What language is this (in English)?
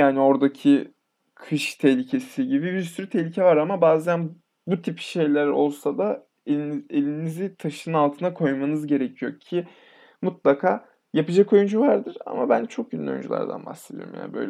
Turkish